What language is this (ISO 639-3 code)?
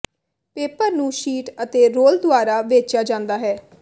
pan